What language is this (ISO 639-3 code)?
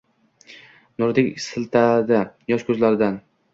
uzb